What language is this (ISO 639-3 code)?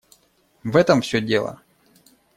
rus